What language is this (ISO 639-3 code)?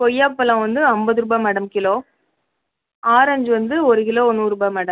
tam